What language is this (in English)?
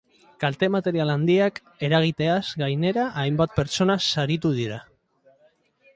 Basque